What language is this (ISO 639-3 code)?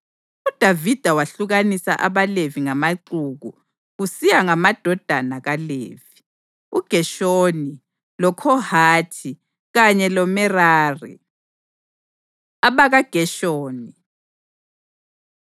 nde